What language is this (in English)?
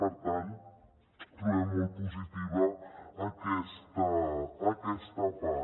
Catalan